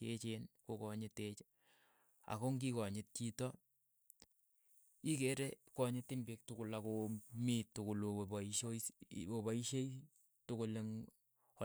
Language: Keiyo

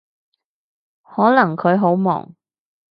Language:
Cantonese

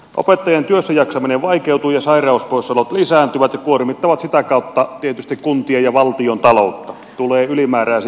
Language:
Finnish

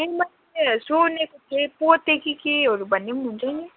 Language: Nepali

